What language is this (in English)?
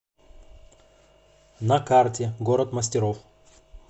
Russian